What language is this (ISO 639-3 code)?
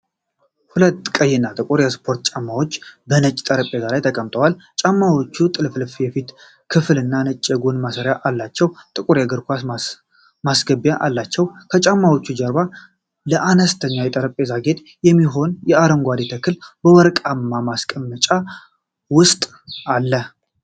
amh